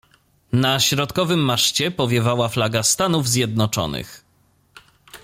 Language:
Polish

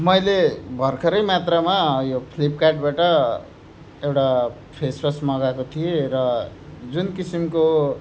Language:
Nepali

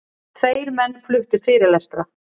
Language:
Icelandic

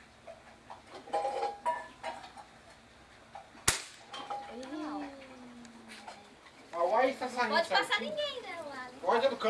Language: Portuguese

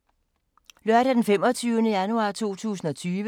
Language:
Danish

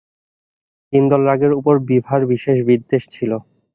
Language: Bangla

